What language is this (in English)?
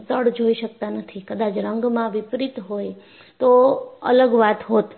Gujarati